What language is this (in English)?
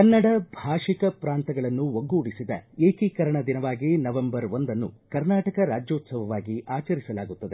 Kannada